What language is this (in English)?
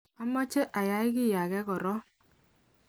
Kalenjin